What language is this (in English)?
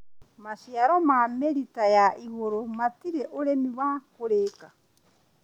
Kikuyu